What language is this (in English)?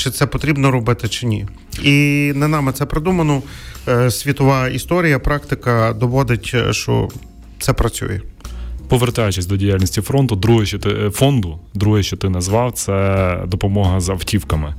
Ukrainian